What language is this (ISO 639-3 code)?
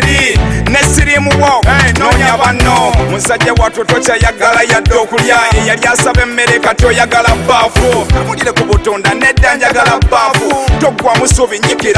ron